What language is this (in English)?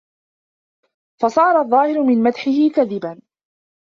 Arabic